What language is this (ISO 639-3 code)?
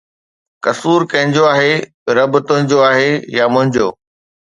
snd